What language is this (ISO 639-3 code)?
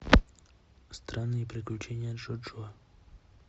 rus